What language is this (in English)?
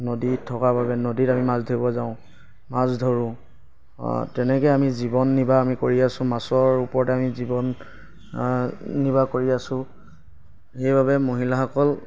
Assamese